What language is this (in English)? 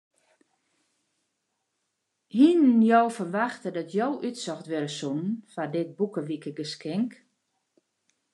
Western Frisian